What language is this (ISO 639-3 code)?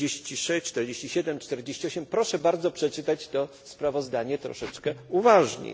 pol